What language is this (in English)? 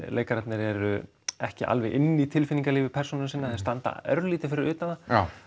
Icelandic